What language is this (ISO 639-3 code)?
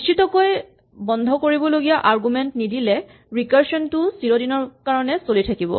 asm